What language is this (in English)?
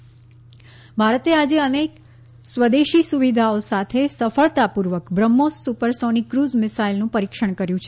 Gujarati